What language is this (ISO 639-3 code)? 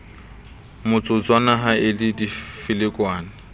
sot